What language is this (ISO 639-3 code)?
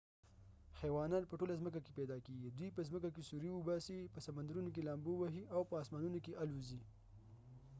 pus